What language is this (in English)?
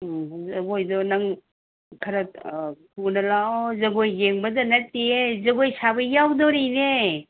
Manipuri